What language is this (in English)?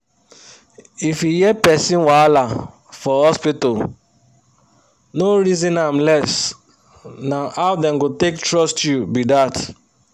Nigerian Pidgin